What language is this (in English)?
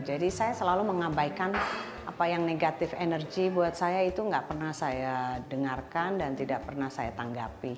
Indonesian